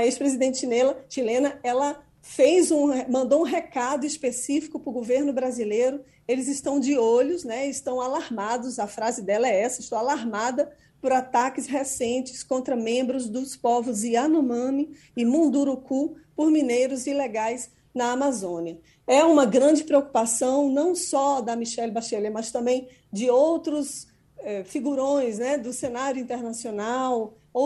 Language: Portuguese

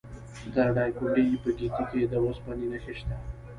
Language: Pashto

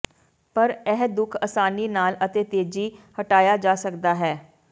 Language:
Punjabi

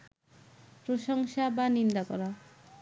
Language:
Bangla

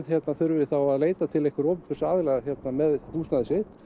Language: Icelandic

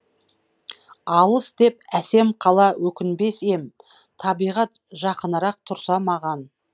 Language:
Kazakh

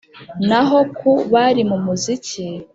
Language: Kinyarwanda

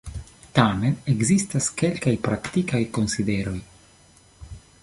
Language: Esperanto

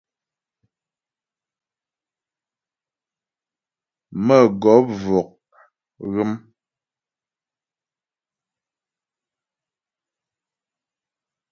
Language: Ghomala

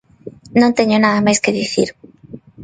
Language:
Galician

